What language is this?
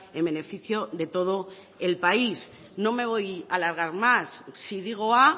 Spanish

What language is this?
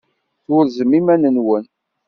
Kabyle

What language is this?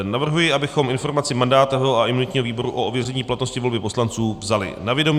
Czech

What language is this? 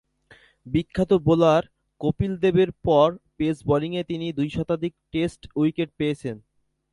Bangla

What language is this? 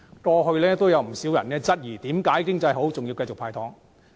Cantonese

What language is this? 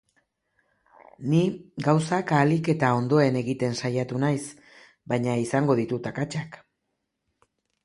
Basque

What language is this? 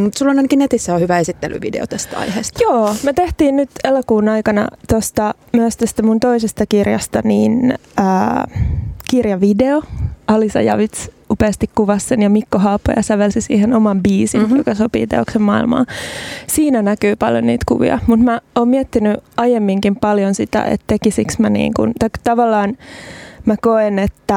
Finnish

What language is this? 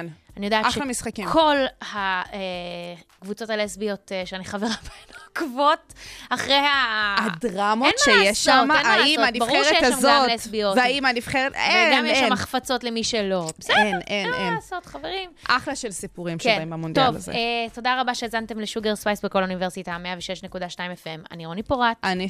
Hebrew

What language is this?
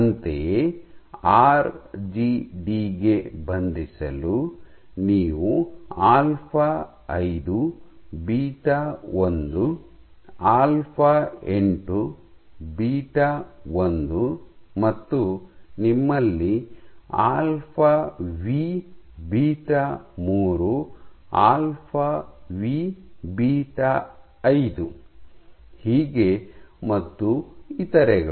Kannada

